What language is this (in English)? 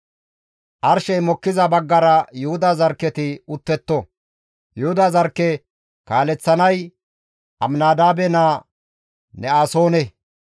Gamo